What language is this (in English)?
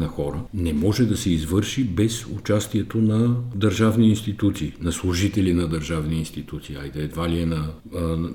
Bulgarian